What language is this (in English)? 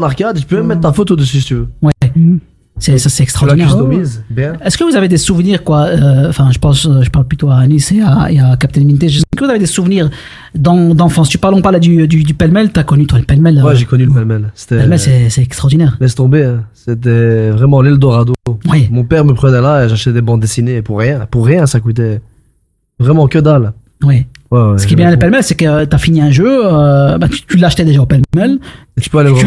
French